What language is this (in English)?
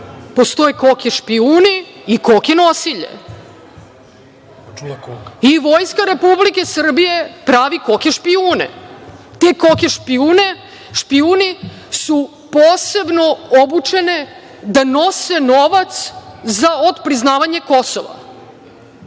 Serbian